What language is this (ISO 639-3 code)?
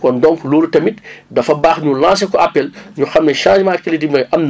wol